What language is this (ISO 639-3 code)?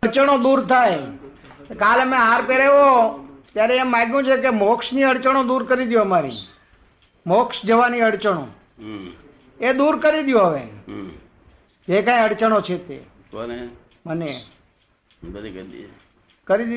guj